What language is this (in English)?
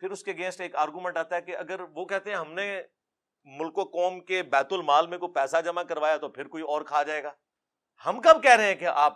Urdu